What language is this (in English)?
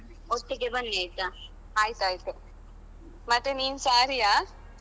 Kannada